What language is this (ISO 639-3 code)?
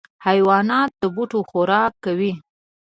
pus